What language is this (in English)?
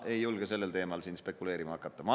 Estonian